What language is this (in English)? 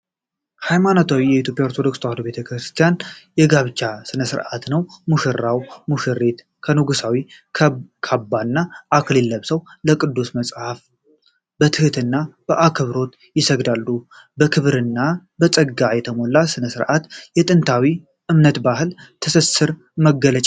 Amharic